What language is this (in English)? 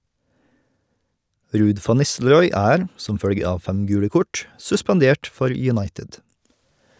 Norwegian